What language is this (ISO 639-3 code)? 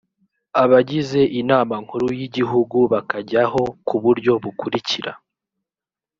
kin